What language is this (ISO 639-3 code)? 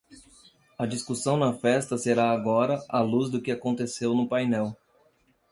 por